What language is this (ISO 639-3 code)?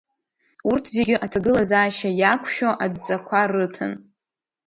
abk